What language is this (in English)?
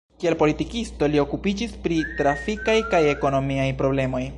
Esperanto